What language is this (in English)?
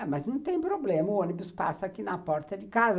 Portuguese